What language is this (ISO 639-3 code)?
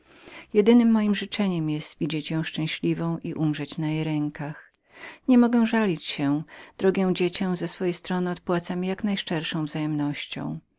pol